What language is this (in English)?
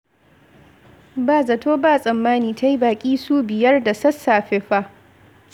Hausa